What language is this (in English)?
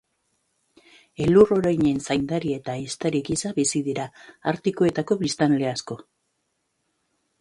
Basque